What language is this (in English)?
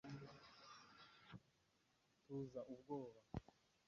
Kinyarwanda